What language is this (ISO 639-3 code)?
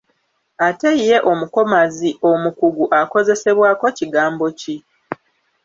lug